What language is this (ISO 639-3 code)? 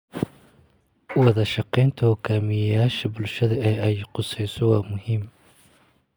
som